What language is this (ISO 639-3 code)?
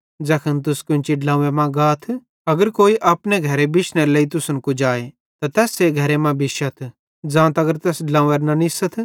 bhd